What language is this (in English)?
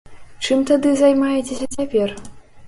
Belarusian